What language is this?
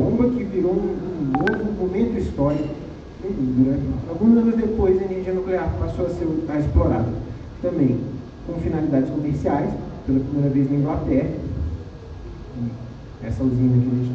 Portuguese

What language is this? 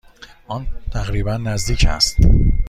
Persian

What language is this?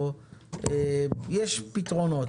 Hebrew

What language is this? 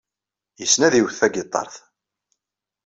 Kabyle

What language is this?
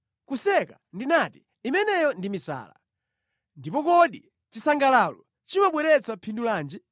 Nyanja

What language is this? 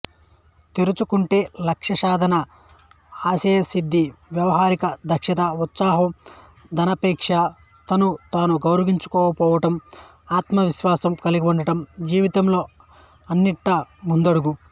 Telugu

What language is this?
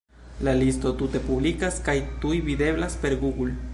Esperanto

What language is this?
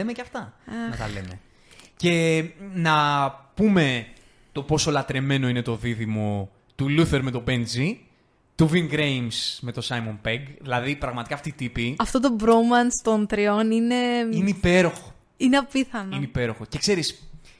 Greek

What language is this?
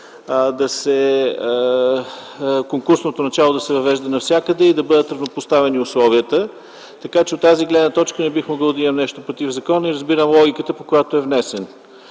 Bulgarian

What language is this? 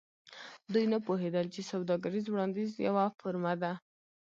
Pashto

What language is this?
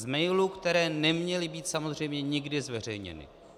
Czech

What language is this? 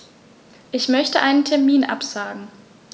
German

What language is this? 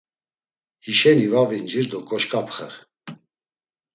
Laz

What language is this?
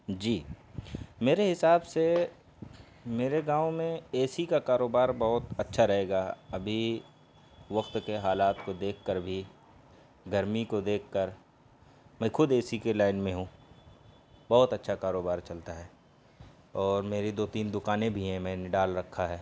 Urdu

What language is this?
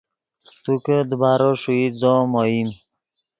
Yidgha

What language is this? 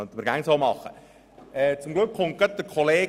Swiss German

